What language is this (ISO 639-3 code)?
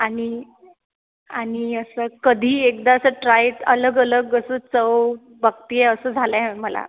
mar